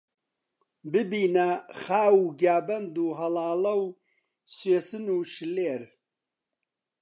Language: Central Kurdish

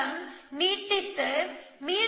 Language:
Tamil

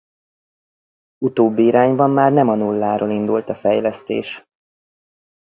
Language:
Hungarian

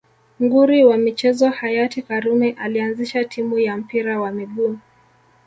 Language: Swahili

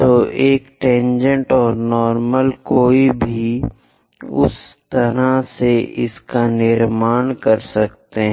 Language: Hindi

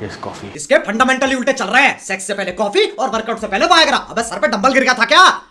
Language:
Hindi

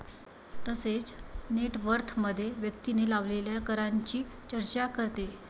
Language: Marathi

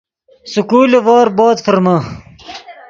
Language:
Yidgha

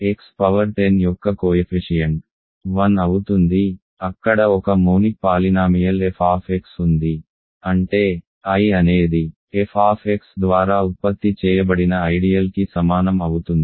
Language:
Telugu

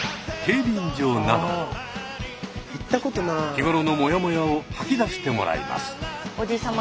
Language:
Japanese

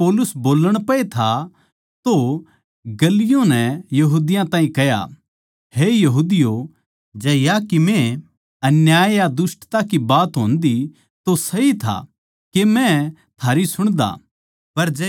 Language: Haryanvi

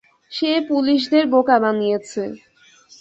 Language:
Bangla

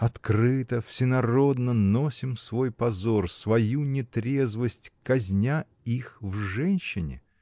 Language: Russian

